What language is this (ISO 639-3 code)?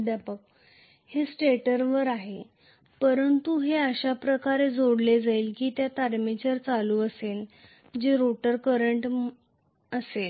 mar